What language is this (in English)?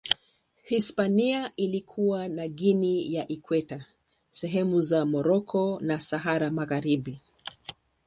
Swahili